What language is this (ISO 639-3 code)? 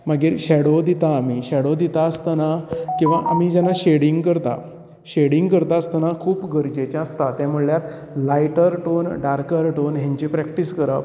kok